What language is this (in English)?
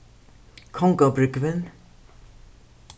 Faroese